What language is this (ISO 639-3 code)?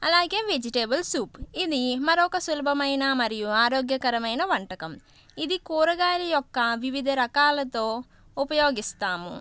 tel